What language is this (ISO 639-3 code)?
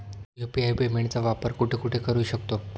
mar